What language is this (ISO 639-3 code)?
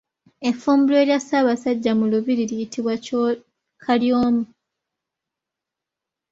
lug